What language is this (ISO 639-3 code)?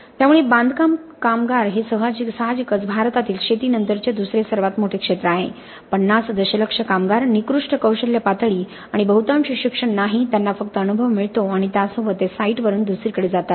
mar